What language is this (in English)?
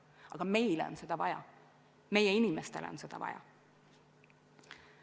Estonian